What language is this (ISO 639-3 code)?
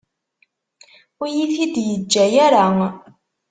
kab